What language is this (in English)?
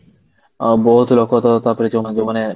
Odia